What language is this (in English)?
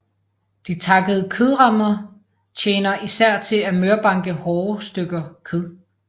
Danish